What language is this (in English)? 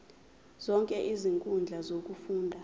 Zulu